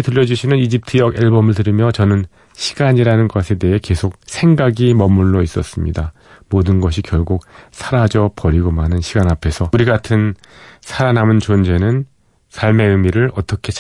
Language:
Korean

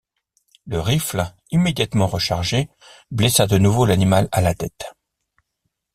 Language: French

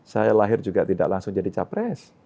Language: Indonesian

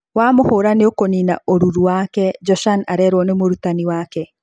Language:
Kikuyu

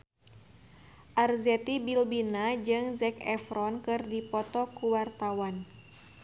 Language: Sundanese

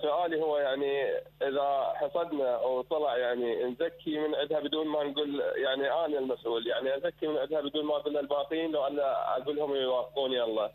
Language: Arabic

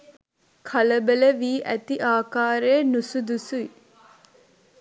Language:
Sinhala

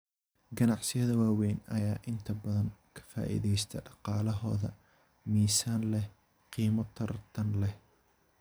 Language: Somali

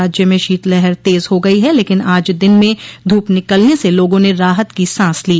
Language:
Hindi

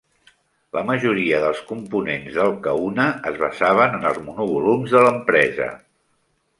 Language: Catalan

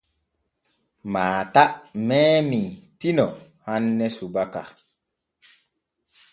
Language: Borgu Fulfulde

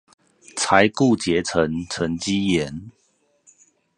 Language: Chinese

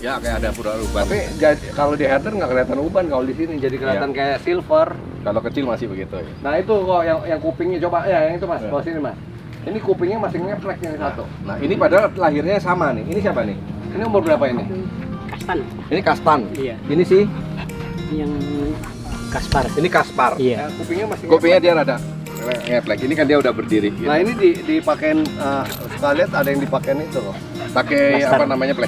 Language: Indonesian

